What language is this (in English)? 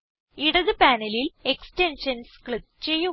Malayalam